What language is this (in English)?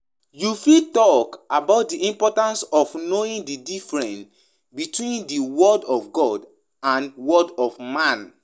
Nigerian Pidgin